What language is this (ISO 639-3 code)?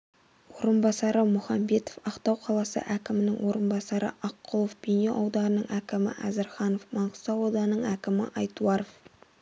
kaz